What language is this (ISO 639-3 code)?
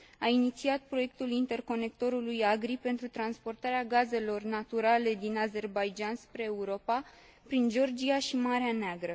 ron